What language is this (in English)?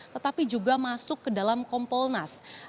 Indonesian